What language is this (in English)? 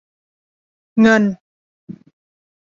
Thai